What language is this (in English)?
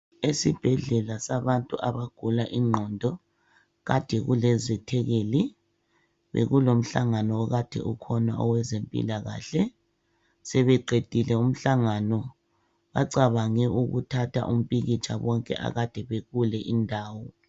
North Ndebele